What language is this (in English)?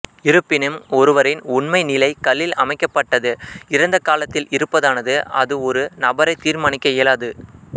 Tamil